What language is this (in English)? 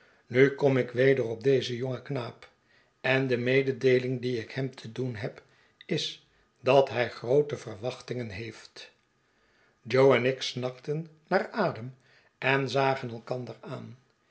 Dutch